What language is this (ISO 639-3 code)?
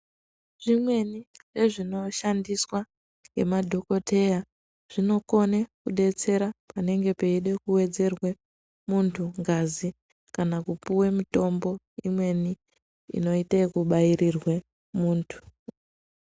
ndc